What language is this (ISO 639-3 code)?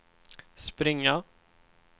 swe